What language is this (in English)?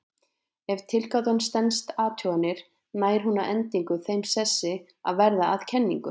Icelandic